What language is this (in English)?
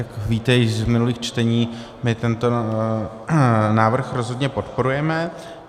Czech